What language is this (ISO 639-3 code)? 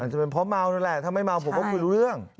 tha